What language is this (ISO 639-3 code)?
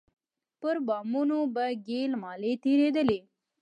pus